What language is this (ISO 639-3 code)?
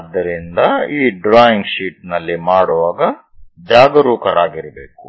kan